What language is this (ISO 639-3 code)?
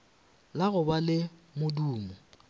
nso